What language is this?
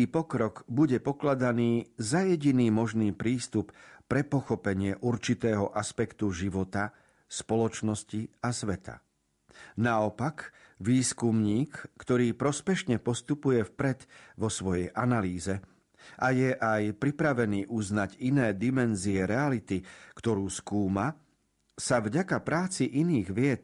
Slovak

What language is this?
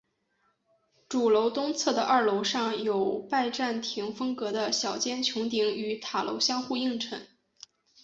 Chinese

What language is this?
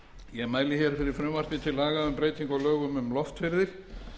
Icelandic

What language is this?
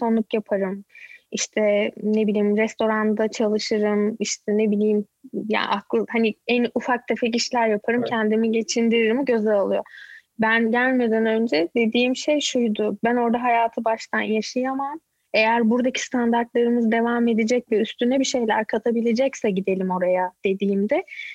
Turkish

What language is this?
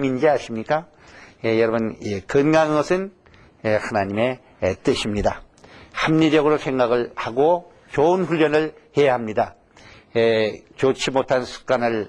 Korean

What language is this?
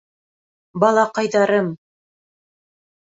Bashkir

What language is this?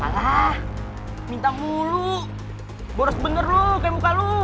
Indonesian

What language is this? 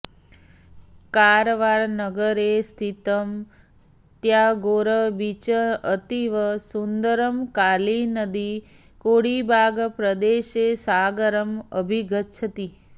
Sanskrit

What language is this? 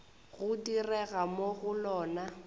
Northern Sotho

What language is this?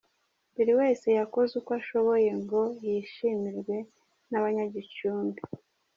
Kinyarwanda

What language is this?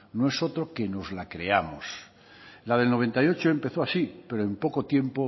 Spanish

